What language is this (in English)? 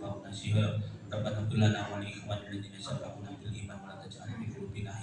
Indonesian